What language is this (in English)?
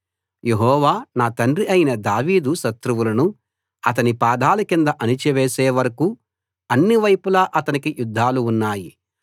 Telugu